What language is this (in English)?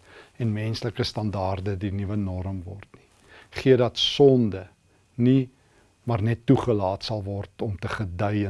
Dutch